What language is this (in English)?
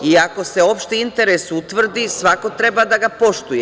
Serbian